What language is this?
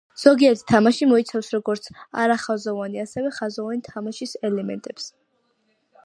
Georgian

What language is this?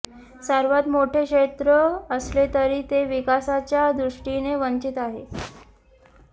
Marathi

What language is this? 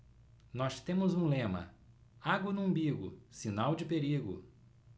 Portuguese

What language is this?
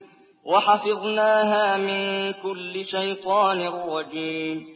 Arabic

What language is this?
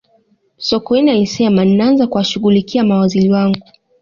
Swahili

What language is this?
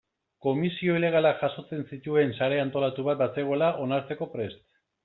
Basque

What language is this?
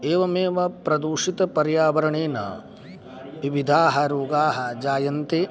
Sanskrit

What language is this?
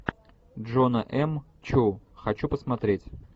Russian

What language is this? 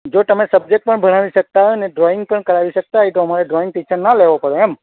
Gujarati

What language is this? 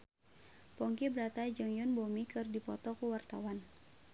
Sundanese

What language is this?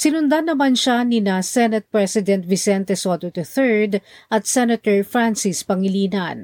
Filipino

